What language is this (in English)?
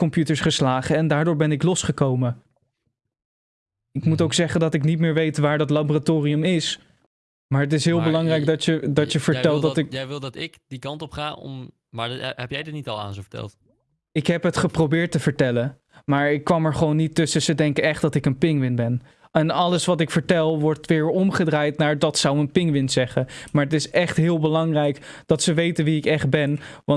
Dutch